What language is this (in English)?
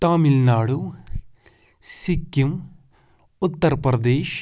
Kashmiri